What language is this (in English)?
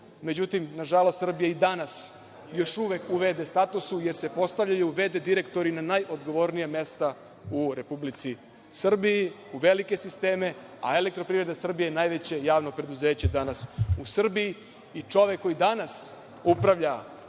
Serbian